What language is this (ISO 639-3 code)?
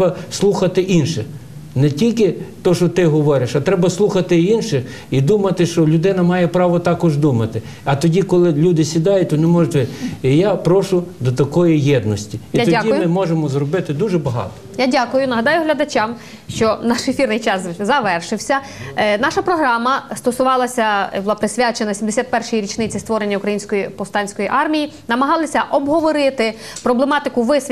ukr